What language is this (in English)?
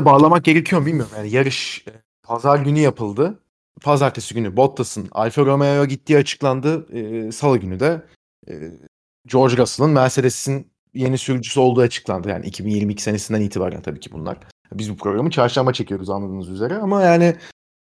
Turkish